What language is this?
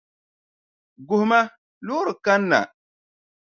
Dagbani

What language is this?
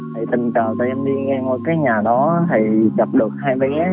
Vietnamese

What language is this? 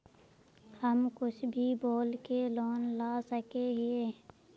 Magahi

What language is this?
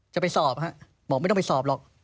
Thai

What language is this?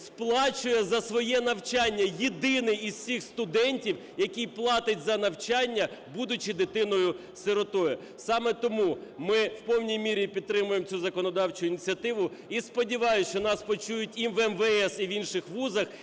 Ukrainian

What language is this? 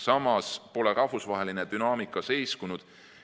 Estonian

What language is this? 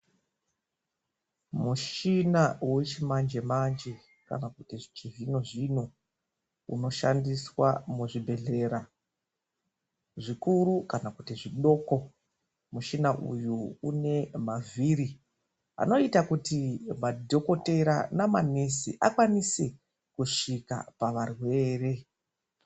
Ndau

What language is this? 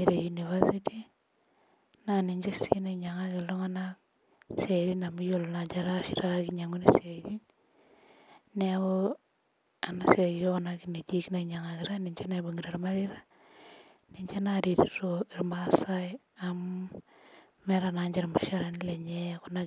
Masai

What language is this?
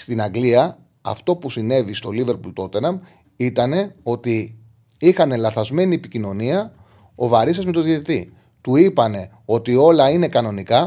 Greek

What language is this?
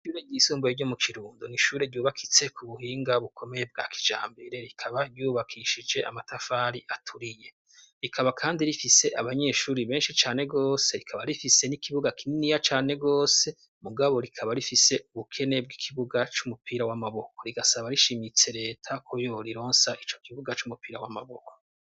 Rundi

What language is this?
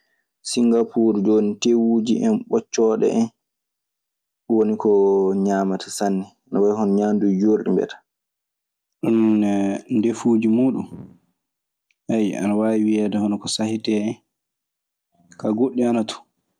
Maasina Fulfulde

